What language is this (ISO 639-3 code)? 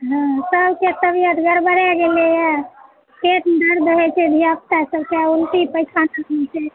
mai